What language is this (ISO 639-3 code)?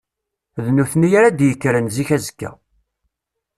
kab